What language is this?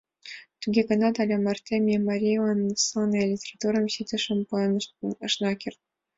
Mari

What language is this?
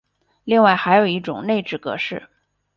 Chinese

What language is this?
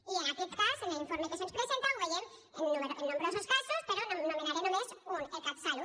Catalan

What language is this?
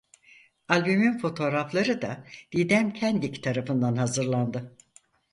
Turkish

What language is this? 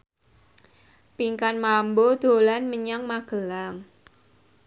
Javanese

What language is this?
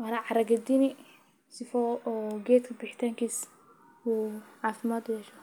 Somali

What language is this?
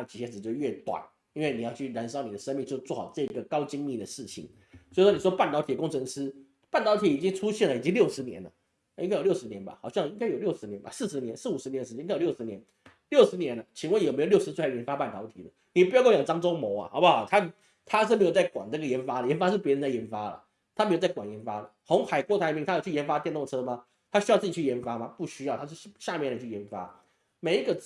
Chinese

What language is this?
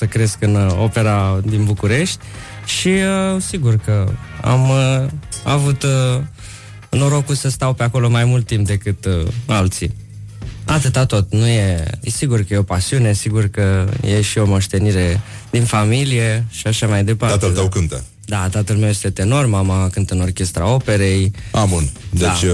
Romanian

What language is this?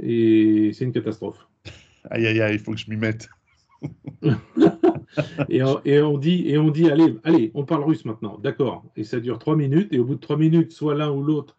French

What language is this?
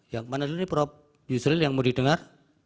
Indonesian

